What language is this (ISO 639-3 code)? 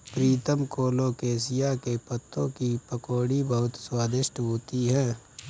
hin